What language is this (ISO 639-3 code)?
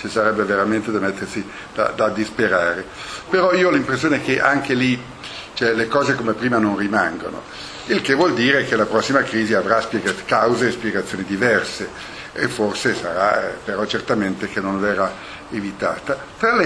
ita